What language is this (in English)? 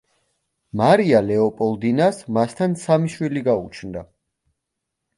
Georgian